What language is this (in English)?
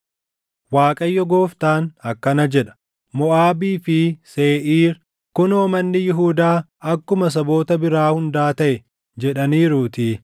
Oromo